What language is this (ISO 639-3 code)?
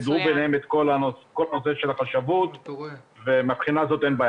heb